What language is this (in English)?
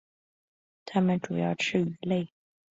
Chinese